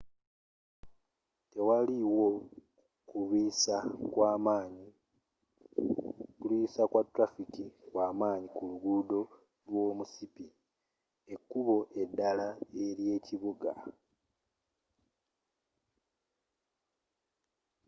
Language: Ganda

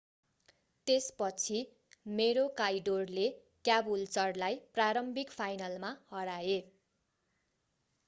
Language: Nepali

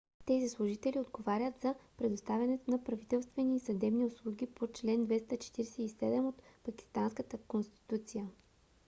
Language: Bulgarian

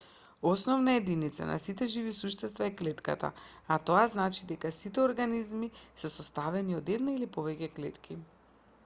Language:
Macedonian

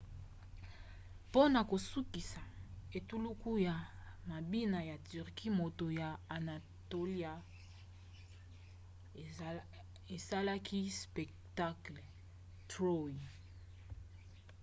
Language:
Lingala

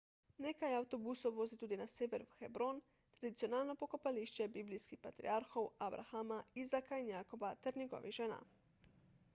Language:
Slovenian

